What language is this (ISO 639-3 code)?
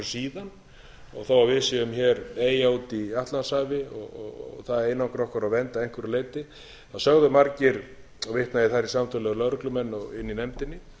isl